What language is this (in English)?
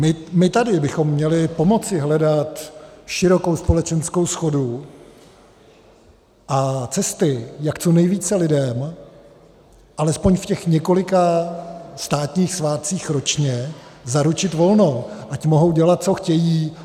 Czech